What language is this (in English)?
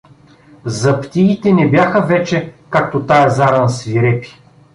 Bulgarian